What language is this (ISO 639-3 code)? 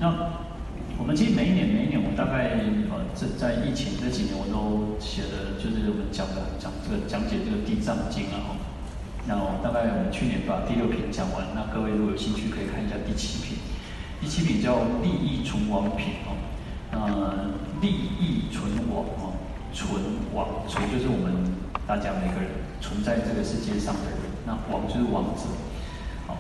zho